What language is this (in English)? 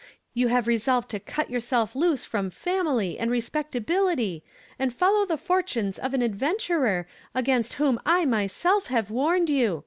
English